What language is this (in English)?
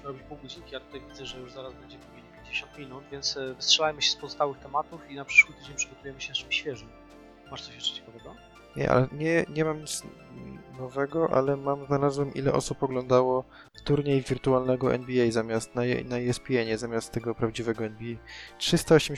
Polish